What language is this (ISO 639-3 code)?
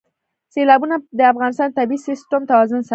pus